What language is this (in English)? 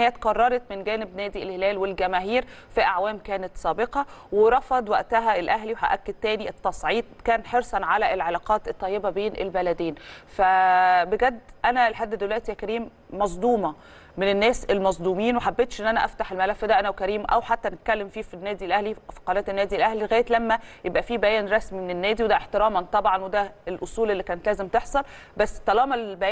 Arabic